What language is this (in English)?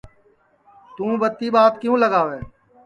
Sansi